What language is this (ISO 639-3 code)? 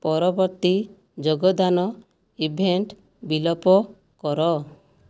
ori